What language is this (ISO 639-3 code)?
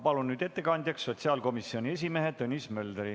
est